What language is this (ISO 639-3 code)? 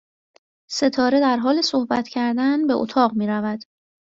fas